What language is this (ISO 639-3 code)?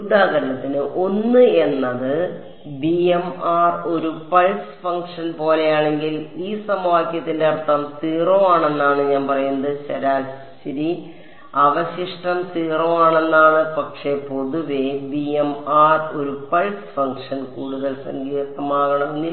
mal